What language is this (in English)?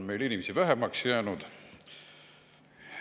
Estonian